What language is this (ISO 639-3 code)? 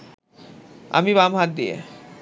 ben